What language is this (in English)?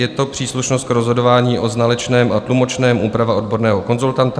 Czech